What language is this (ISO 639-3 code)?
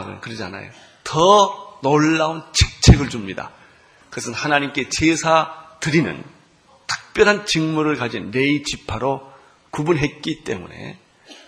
kor